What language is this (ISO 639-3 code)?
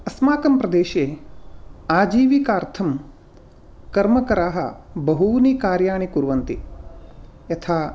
san